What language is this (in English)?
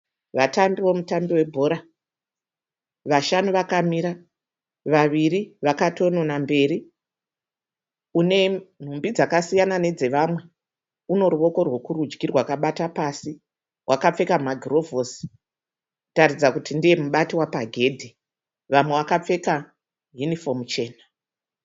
Shona